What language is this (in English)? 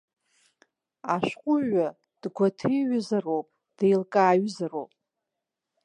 Abkhazian